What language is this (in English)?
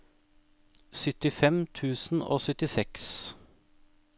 Norwegian